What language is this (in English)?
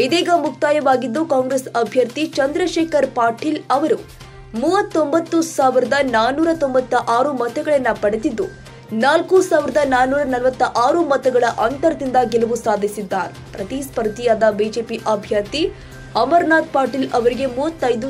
Kannada